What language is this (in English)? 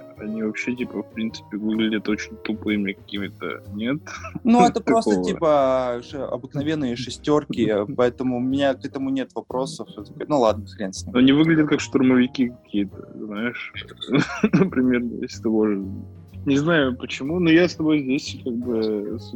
Russian